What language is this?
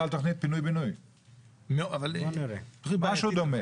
Hebrew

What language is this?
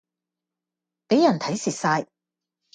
Cantonese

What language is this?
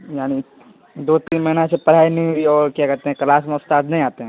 Urdu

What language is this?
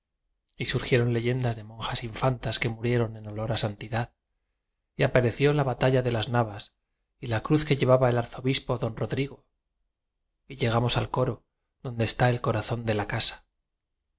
Spanish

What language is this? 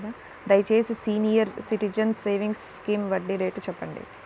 Telugu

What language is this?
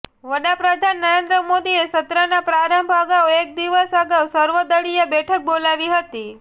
Gujarati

